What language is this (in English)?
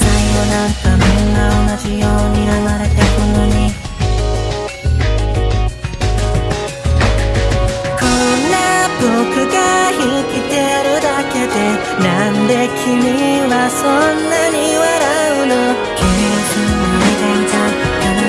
Korean